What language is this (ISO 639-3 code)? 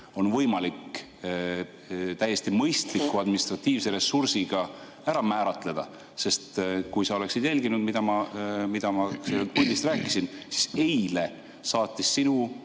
est